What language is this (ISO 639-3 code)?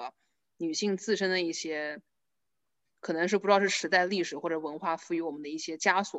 zho